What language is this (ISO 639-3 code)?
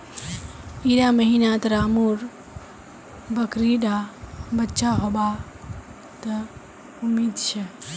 mag